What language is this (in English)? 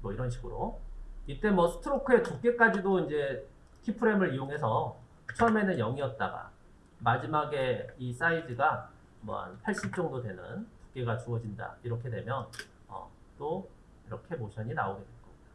Korean